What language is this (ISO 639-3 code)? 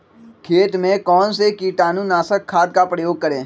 mag